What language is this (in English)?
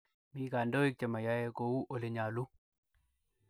Kalenjin